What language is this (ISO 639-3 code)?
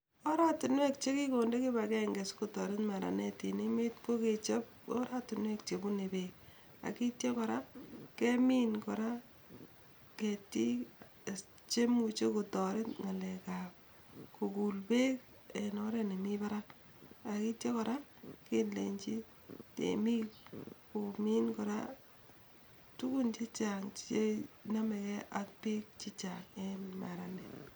kln